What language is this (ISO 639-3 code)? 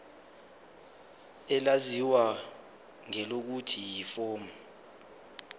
zul